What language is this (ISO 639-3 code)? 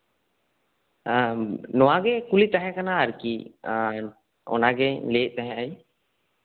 sat